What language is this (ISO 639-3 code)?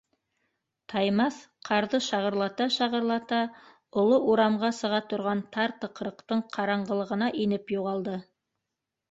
bak